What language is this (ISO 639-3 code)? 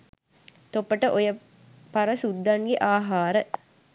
sin